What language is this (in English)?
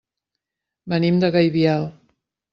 Catalan